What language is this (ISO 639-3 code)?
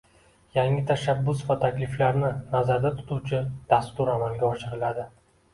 uzb